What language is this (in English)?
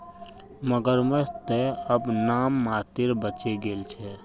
Magahi